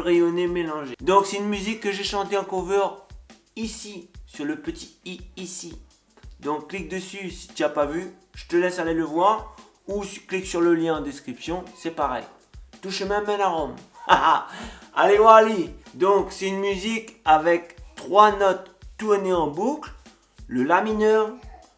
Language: French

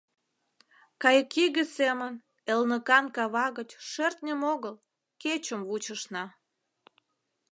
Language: Mari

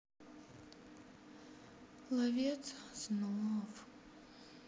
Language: Russian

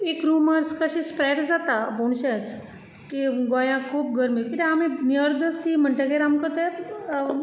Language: Konkani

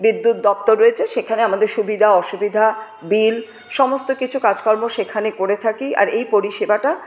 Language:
Bangla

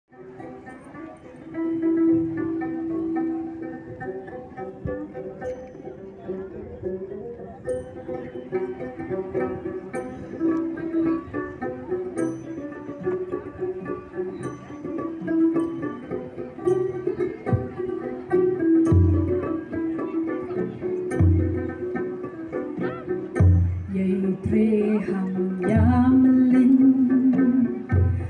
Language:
Thai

